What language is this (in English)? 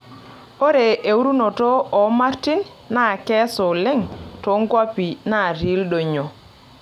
Masai